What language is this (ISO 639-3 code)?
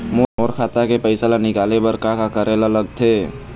hne